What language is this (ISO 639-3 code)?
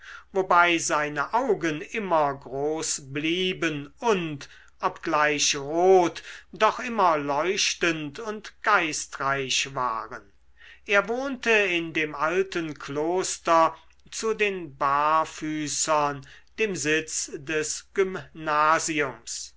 deu